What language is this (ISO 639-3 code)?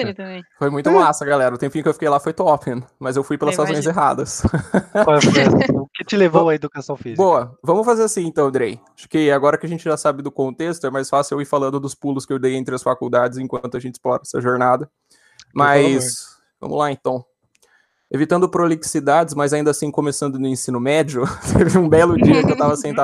por